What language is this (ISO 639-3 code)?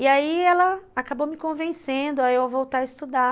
por